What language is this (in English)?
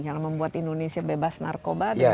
Indonesian